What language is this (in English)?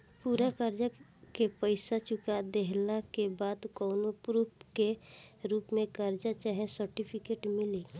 Bhojpuri